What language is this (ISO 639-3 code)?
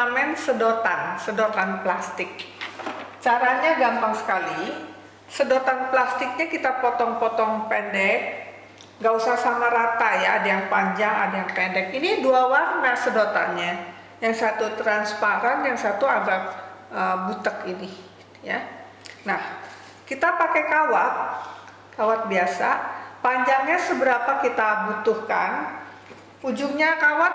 ind